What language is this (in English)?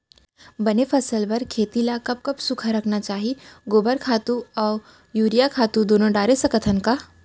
Chhattisgarhi